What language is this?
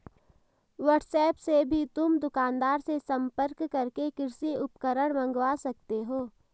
Hindi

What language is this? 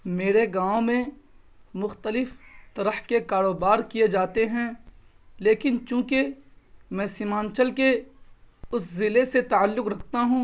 Urdu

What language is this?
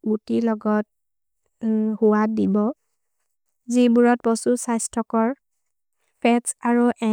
Maria (India)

